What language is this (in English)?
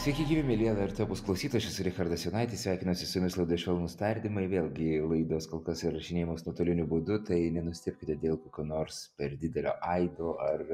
Lithuanian